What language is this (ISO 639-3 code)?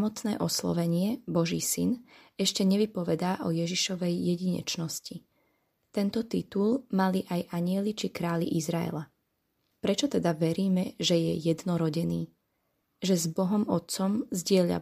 slk